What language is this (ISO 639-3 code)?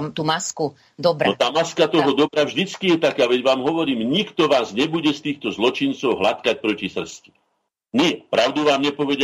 slk